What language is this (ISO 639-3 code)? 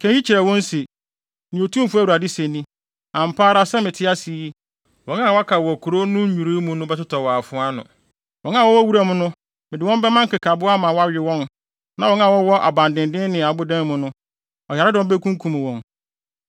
aka